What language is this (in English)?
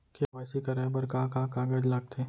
Chhattisgarhi